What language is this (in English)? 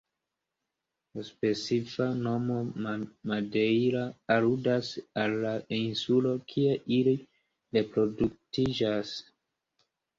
Esperanto